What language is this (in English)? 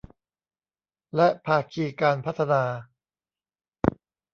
Thai